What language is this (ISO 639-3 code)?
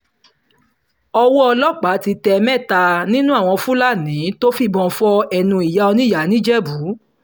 yor